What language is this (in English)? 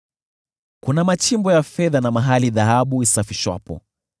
Swahili